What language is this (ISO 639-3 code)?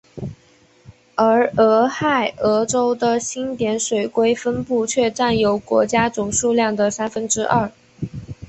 zho